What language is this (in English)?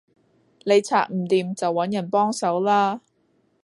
Cantonese